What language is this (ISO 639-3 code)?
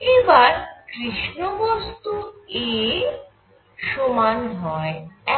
ben